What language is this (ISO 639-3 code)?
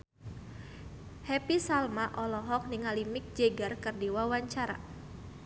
sun